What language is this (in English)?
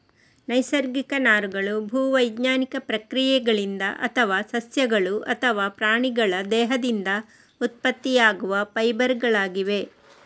Kannada